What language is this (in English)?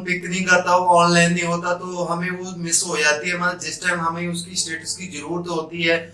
Hindi